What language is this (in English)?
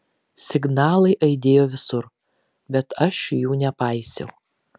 Lithuanian